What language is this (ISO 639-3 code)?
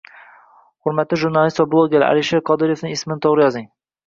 uzb